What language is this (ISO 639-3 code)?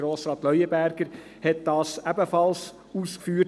gsw